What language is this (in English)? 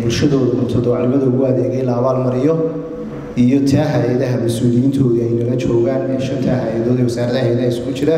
Arabic